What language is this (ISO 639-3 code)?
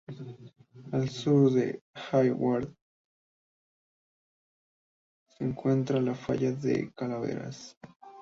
spa